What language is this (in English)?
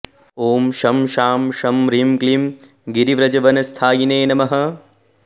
Sanskrit